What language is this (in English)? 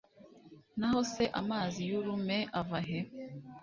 Kinyarwanda